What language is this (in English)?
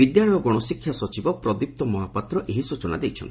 Odia